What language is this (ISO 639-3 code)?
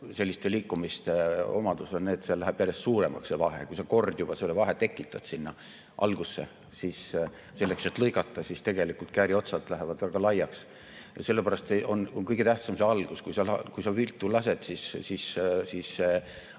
est